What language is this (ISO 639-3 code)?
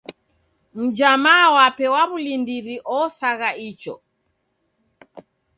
dav